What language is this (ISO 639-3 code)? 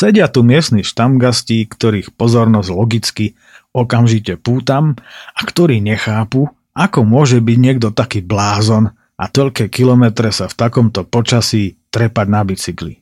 slk